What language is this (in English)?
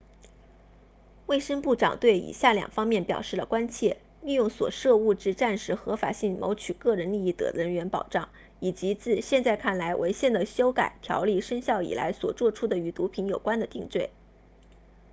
Chinese